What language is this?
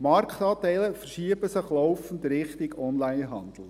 Swiss German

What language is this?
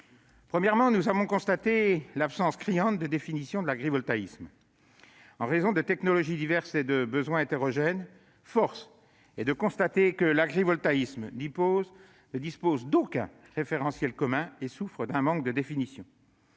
French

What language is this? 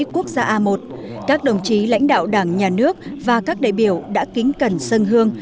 Vietnamese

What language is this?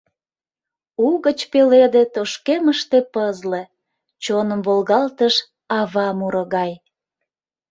Mari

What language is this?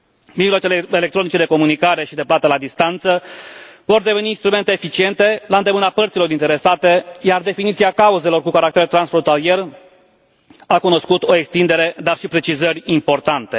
Romanian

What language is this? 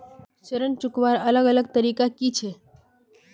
Magahi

